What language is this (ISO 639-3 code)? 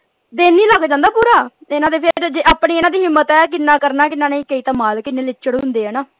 pan